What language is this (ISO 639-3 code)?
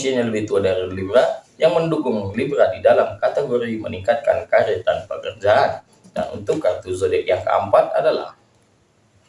ind